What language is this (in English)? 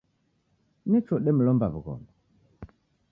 Taita